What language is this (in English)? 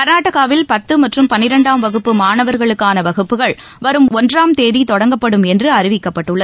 Tamil